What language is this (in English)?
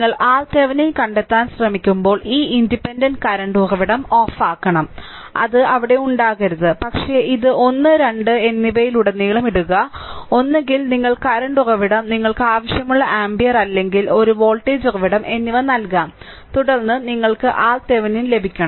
Malayalam